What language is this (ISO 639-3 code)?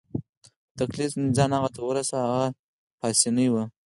pus